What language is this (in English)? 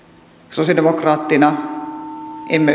Finnish